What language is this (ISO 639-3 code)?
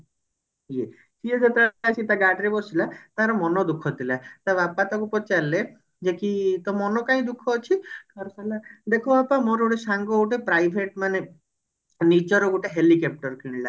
ori